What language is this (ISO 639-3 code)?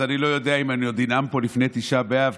heb